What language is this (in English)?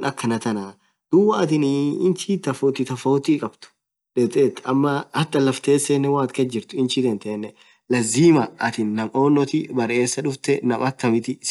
Orma